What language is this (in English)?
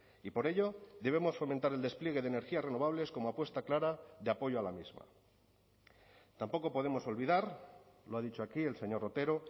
Spanish